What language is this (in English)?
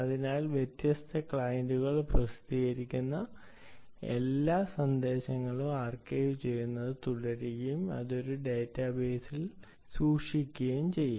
Malayalam